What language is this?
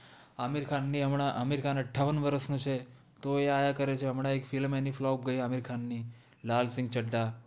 Gujarati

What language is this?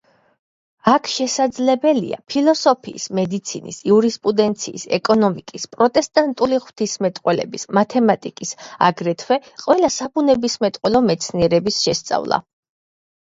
Georgian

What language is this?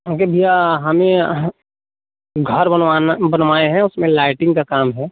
Hindi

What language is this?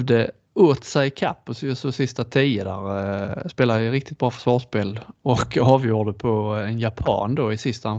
Swedish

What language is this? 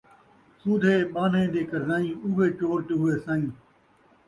Saraiki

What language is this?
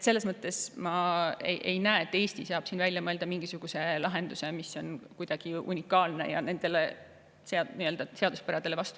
Estonian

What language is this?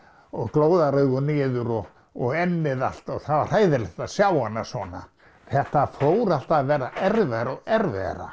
Icelandic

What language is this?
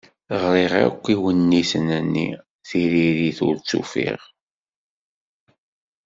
Kabyle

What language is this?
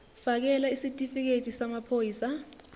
Zulu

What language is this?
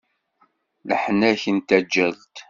Kabyle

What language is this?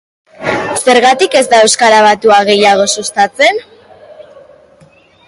Basque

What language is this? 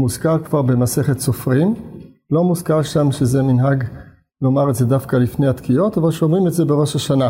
Hebrew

